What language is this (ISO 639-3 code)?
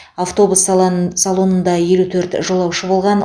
kaz